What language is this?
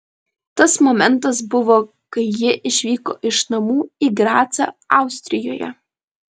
Lithuanian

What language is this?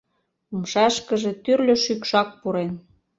Mari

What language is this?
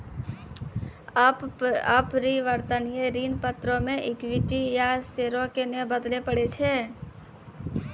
Maithili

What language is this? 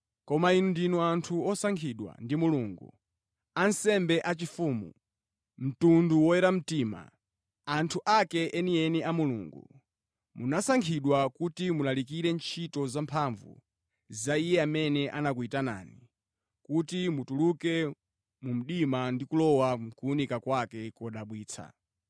Nyanja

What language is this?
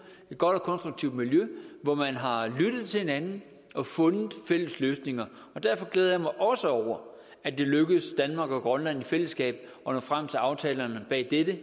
Danish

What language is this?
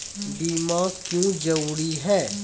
Maithili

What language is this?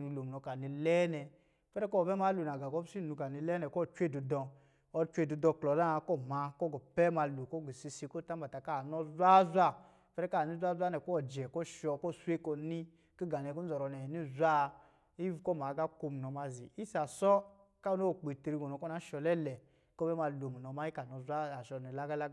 Lijili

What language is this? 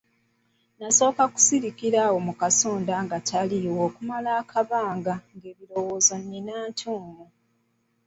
Ganda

